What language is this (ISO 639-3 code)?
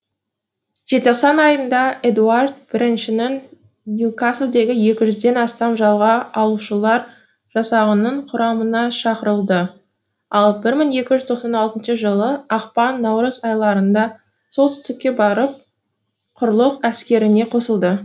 kaz